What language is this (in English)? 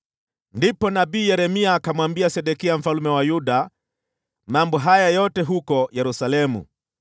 Swahili